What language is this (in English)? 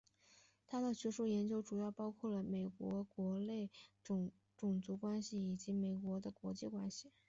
Chinese